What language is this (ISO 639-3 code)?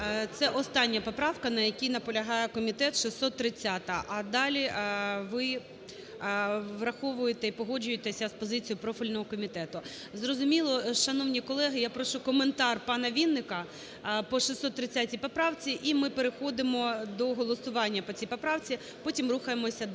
ukr